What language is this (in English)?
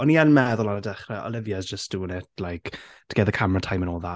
Welsh